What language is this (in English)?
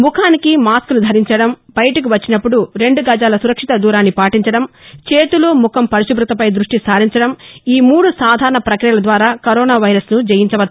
Telugu